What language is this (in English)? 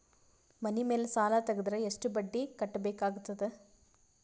Kannada